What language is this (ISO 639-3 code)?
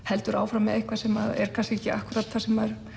isl